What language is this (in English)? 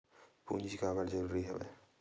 Chhattisgarhi